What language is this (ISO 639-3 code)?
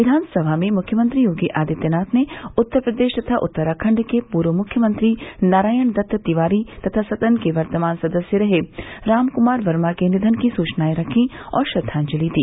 hin